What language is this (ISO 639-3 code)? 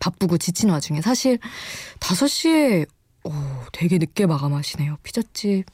kor